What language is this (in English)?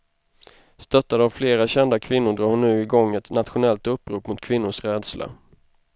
Swedish